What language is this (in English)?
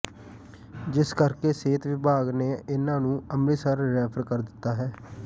Punjabi